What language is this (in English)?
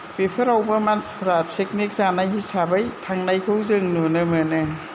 Bodo